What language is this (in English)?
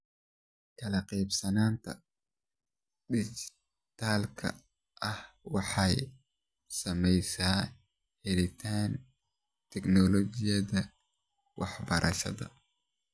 Somali